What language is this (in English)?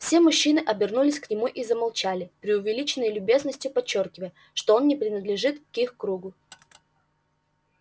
Russian